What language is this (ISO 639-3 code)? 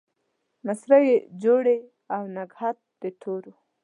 pus